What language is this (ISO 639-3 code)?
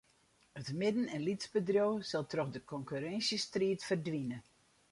fry